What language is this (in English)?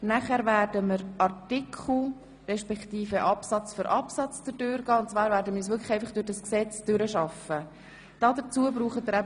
Swiss German